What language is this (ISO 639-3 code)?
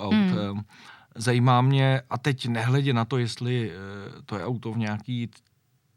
ces